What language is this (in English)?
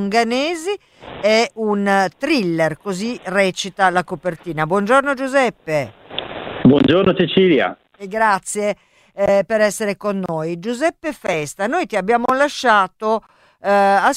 Italian